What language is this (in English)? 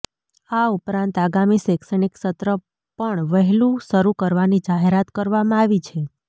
Gujarati